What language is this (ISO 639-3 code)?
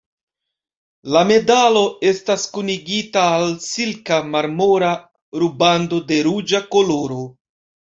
epo